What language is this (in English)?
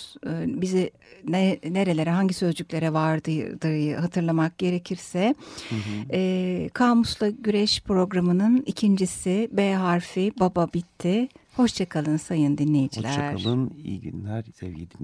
Turkish